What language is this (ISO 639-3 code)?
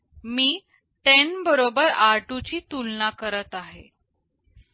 mar